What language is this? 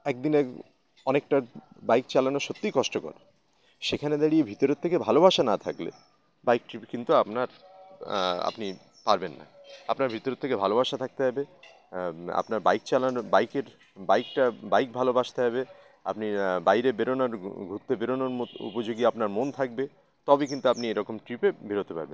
Bangla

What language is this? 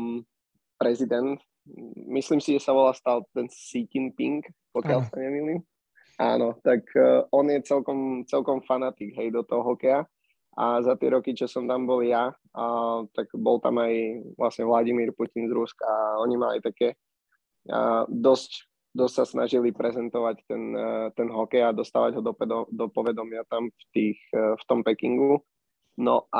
Slovak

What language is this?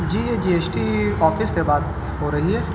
Urdu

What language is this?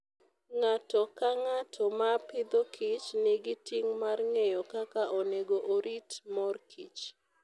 Luo (Kenya and Tanzania)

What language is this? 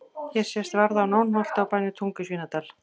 Icelandic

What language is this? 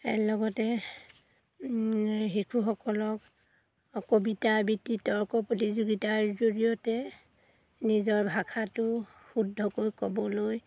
Assamese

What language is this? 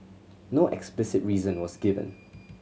English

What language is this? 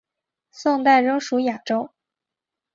Chinese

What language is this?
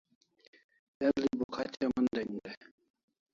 Kalasha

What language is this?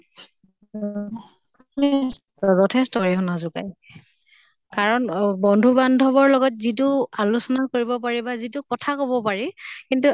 Assamese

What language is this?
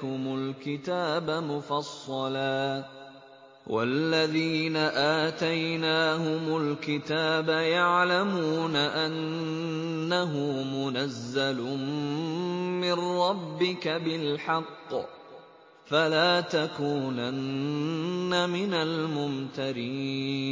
Arabic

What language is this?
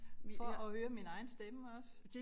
Danish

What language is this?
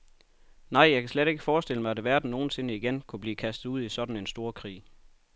Danish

